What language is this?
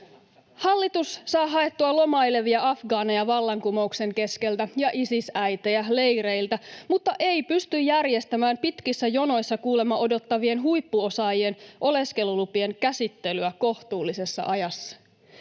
Finnish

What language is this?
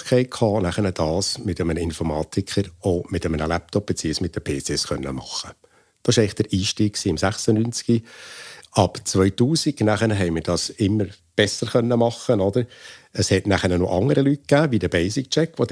German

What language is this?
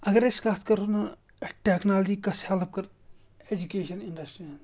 Kashmiri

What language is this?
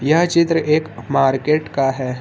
Hindi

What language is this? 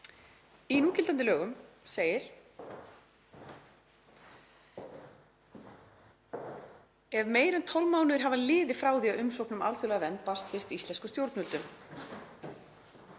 Icelandic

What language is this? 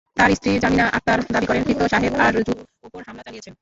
Bangla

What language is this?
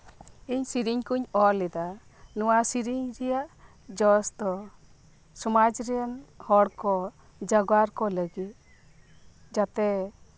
Santali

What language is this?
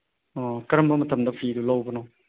Manipuri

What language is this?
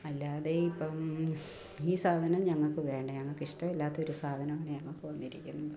Malayalam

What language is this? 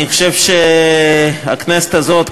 Hebrew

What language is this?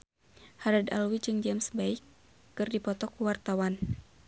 Sundanese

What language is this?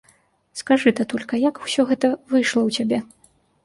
Belarusian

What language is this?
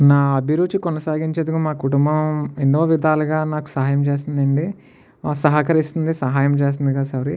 Telugu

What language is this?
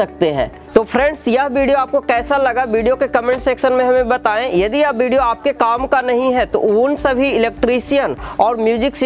Hindi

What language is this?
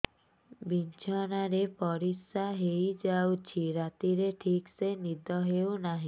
Odia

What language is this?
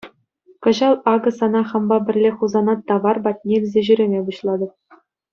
Chuvash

